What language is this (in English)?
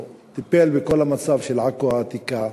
Hebrew